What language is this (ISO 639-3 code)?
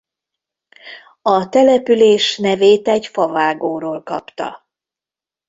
hun